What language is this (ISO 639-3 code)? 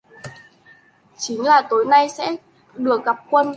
vie